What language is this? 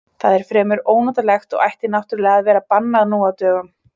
Icelandic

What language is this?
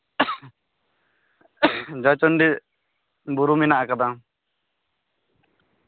Santali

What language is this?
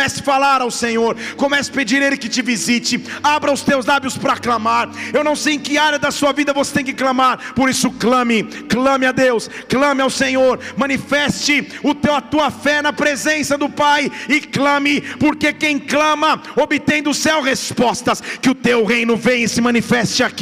Portuguese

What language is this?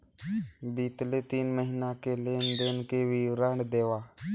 Chhattisgarhi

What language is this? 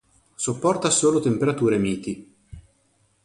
Italian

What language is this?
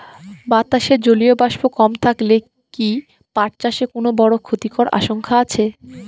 Bangla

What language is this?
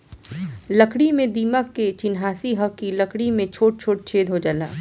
Bhojpuri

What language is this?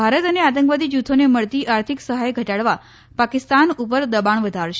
Gujarati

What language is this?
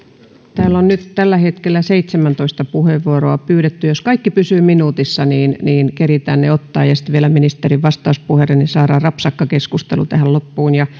Finnish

